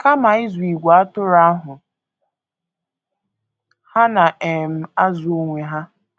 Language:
Igbo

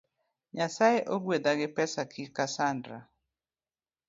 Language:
Luo (Kenya and Tanzania)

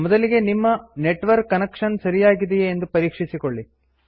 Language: Kannada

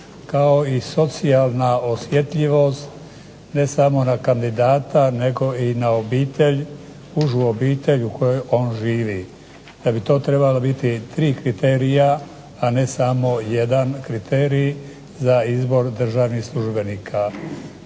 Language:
Croatian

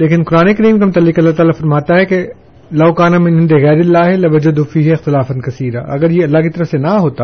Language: Urdu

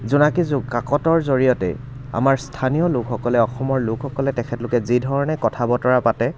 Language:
Assamese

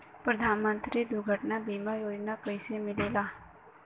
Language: Bhojpuri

